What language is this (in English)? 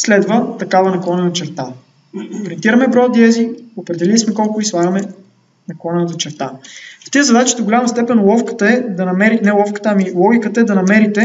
Bulgarian